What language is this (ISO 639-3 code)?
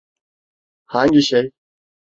tur